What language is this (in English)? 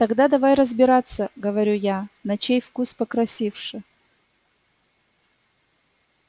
Russian